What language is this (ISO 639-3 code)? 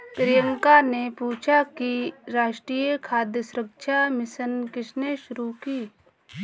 hin